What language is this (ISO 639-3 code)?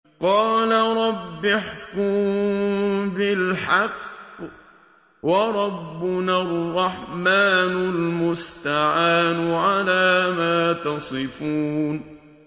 ara